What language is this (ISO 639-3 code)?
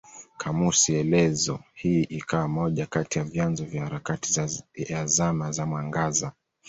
swa